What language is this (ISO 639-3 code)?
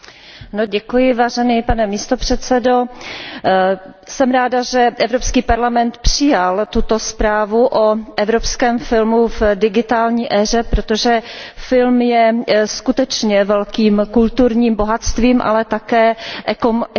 ces